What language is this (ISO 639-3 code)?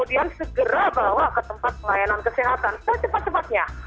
ind